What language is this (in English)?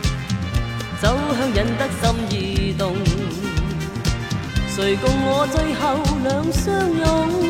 Chinese